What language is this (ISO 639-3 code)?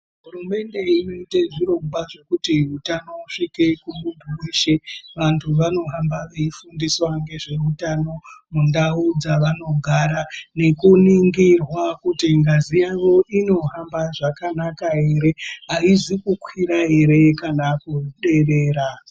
ndc